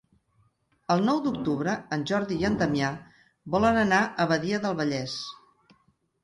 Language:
Catalan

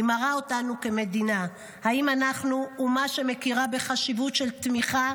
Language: Hebrew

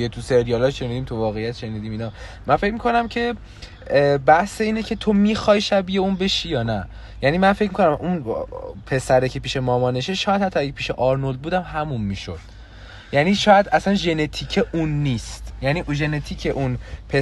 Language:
Persian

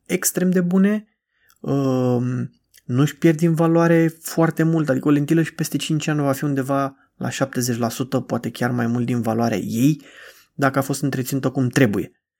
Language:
Romanian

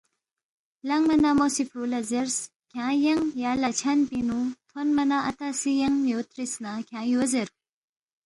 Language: Balti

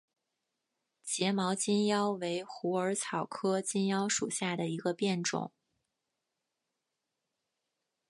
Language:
Chinese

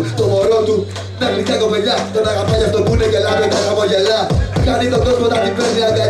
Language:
Greek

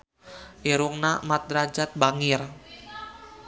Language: Sundanese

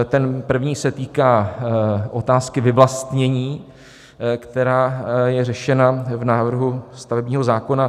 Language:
Czech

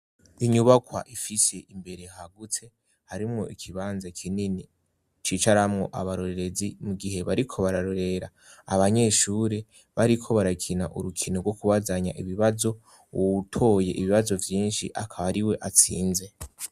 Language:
Rundi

